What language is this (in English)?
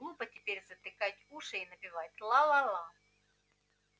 Russian